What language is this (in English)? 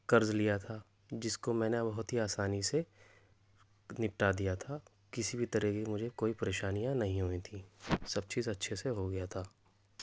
Urdu